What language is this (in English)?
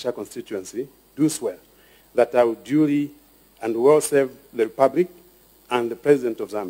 English